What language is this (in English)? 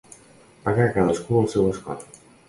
Catalan